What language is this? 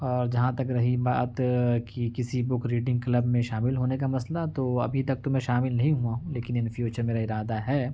Urdu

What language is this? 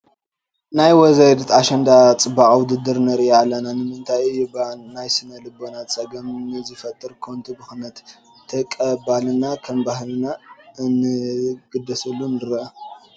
Tigrinya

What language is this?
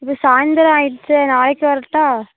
Tamil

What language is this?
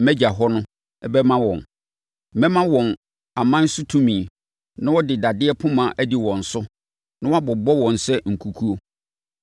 Akan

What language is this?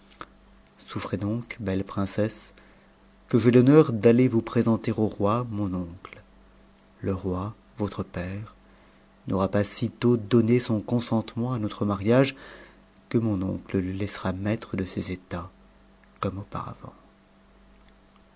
French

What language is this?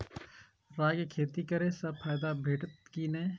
Maithili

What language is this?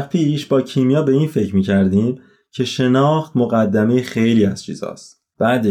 Persian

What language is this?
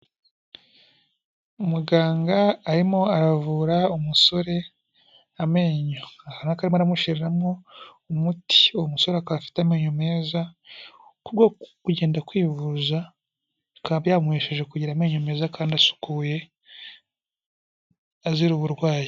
Kinyarwanda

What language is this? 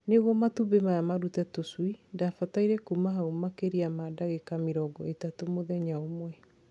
Kikuyu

